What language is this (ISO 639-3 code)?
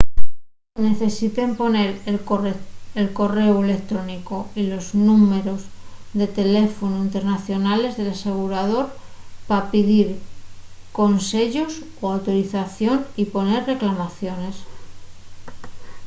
ast